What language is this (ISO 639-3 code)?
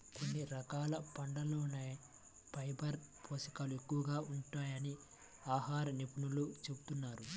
tel